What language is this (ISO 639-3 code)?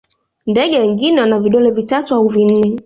swa